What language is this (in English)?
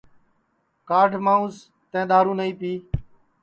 Sansi